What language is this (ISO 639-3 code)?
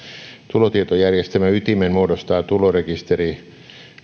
fin